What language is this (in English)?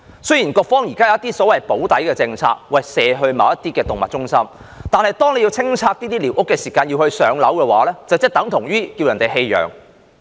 Cantonese